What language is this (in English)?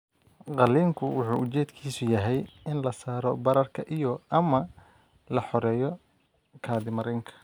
Somali